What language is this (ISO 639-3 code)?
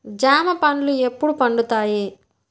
tel